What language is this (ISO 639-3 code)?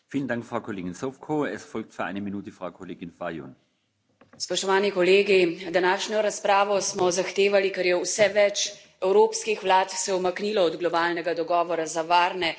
slv